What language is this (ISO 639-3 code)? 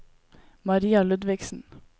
nor